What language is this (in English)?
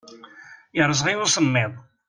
Kabyle